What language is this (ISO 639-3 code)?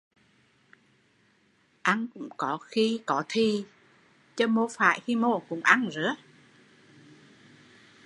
vie